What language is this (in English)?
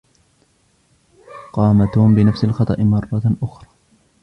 Arabic